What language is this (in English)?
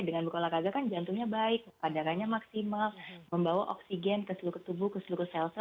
Indonesian